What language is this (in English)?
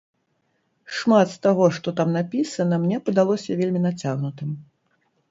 Belarusian